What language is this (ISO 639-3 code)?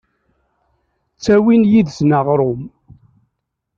kab